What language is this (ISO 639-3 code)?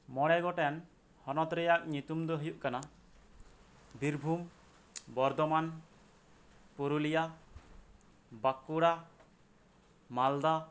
sat